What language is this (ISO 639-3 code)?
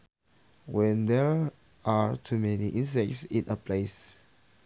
sun